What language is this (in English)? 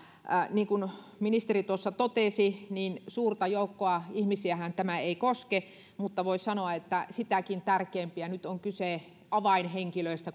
Finnish